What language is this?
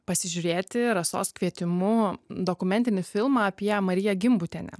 Lithuanian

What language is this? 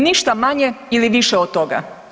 Croatian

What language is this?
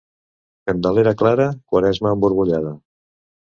Catalan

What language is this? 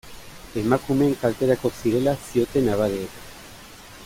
Basque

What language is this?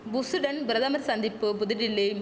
Tamil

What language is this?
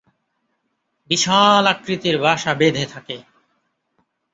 Bangla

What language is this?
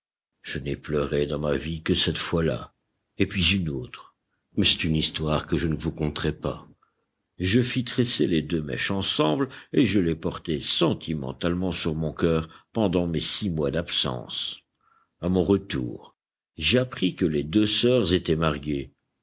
French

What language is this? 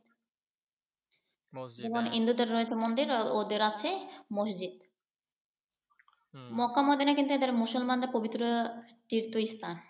Bangla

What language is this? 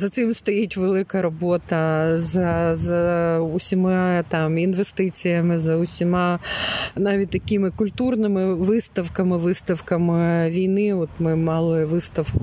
Ukrainian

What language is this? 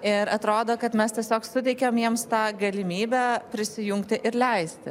Lithuanian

